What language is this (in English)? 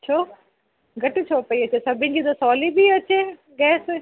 Sindhi